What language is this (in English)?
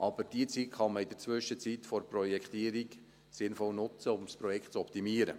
Swiss German